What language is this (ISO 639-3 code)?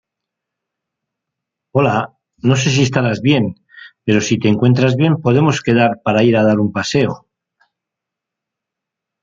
spa